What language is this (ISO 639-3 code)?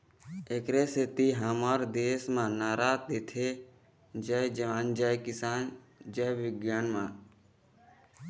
hne